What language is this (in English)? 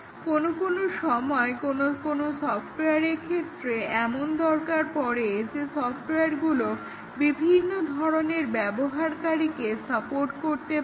Bangla